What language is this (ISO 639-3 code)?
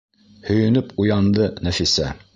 bak